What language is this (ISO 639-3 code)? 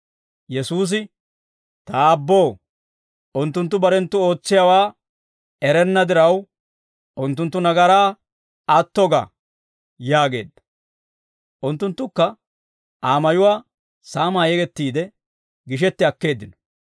dwr